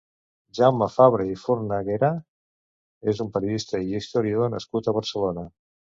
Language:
Catalan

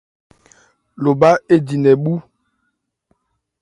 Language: Ebrié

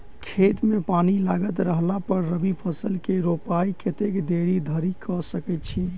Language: Maithili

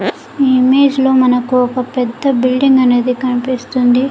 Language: Telugu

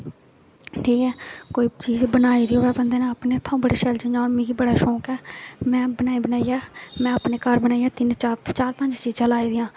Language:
Dogri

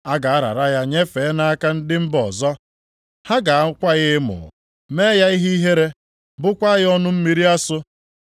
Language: Igbo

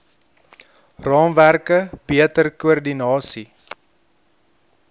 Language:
Afrikaans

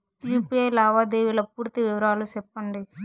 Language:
Telugu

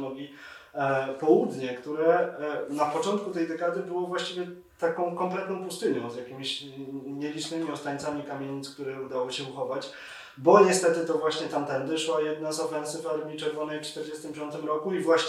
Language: Polish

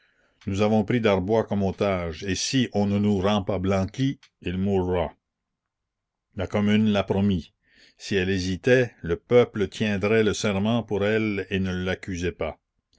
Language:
French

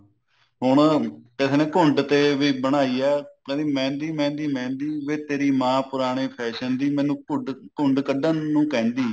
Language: Punjabi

